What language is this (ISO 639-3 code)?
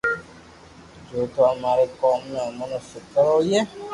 lrk